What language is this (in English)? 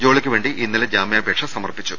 Malayalam